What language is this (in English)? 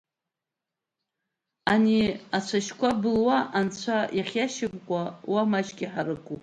Abkhazian